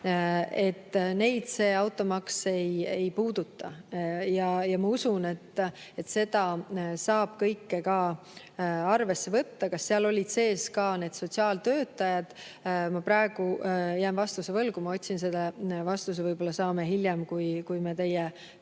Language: Estonian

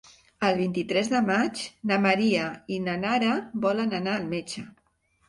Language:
Catalan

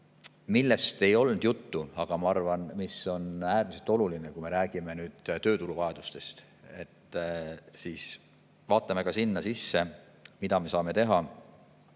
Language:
Estonian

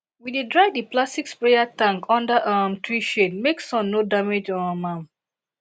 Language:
Nigerian Pidgin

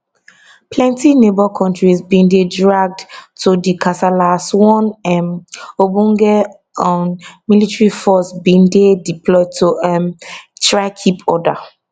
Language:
Nigerian Pidgin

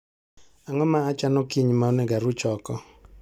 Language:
Luo (Kenya and Tanzania)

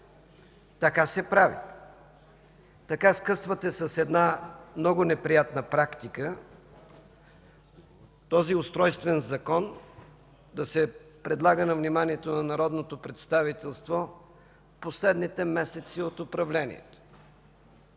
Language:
Bulgarian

